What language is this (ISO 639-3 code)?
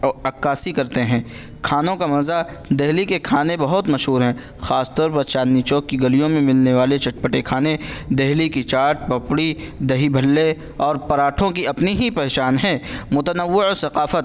urd